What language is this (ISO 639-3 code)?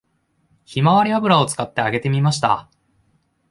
jpn